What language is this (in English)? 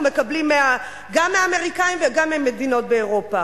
Hebrew